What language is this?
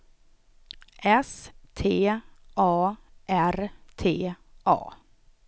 Swedish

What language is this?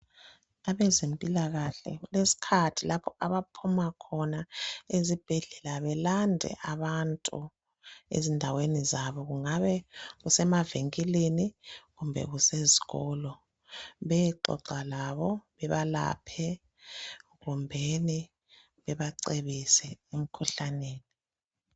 North Ndebele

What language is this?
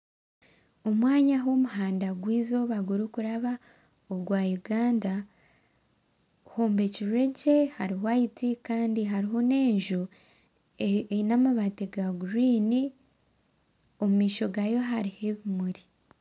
Nyankole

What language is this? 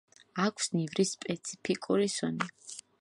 Georgian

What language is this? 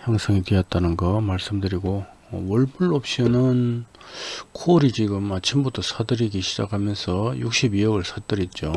Korean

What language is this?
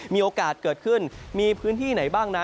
Thai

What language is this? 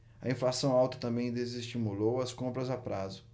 Portuguese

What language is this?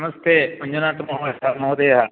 Sanskrit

